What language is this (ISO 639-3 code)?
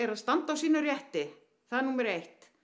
isl